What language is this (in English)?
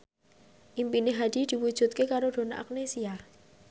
Javanese